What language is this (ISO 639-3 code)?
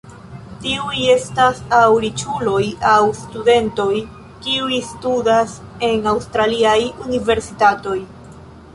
epo